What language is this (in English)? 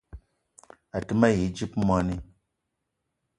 Eton (Cameroon)